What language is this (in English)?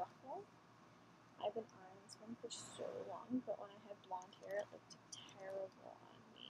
English